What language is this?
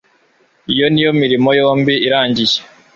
Kinyarwanda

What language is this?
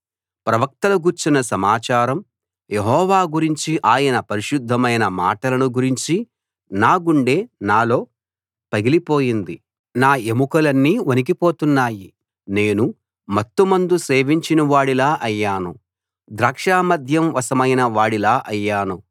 Telugu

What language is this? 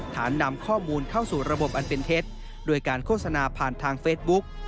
Thai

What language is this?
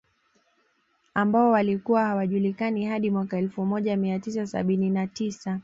Swahili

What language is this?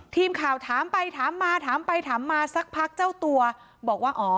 Thai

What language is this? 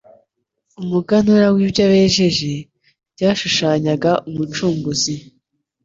Kinyarwanda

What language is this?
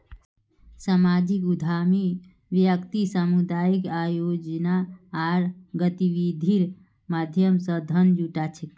Magahi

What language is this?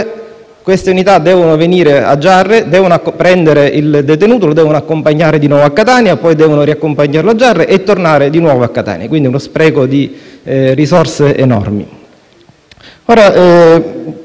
Italian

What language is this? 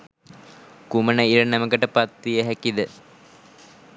Sinhala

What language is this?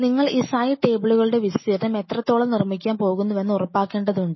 Malayalam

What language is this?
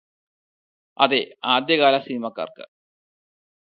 Malayalam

